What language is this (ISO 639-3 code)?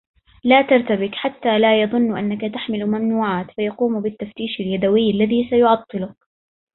ara